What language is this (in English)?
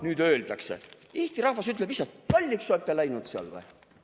Estonian